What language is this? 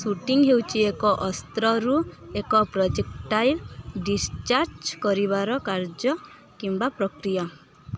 Odia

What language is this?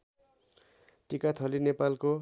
Nepali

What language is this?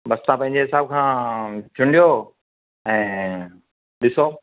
Sindhi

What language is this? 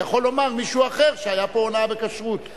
Hebrew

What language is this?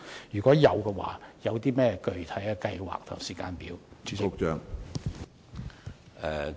Cantonese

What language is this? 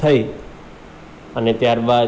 Gujarati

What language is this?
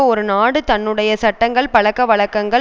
Tamil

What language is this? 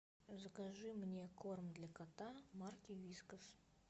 Russian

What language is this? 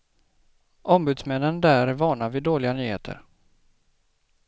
Swedish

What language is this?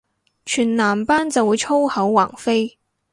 Cantonese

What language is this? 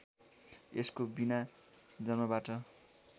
Nepali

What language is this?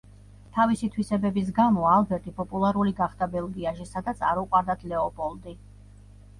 Georgian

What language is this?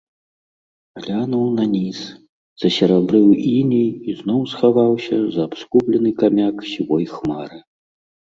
Belarusian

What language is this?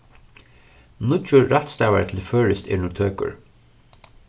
Faroese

